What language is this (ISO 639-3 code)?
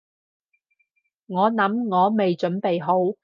yue